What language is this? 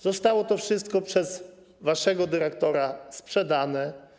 Polish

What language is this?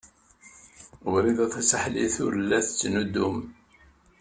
Kabyle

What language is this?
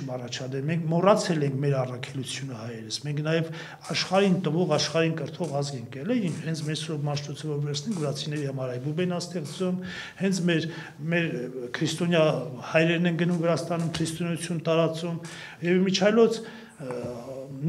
Romanian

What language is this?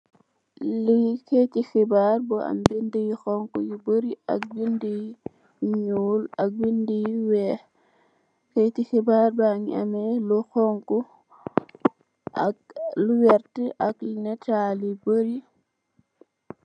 Wolof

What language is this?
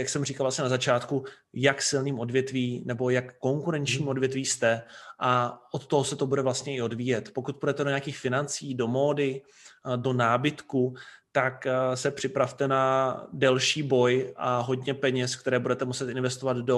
Czech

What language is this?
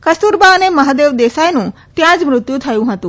Gujarati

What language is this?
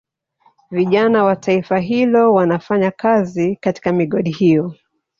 Swahili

